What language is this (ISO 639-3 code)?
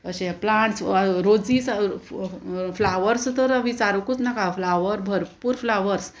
kok